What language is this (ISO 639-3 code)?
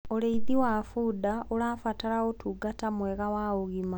kik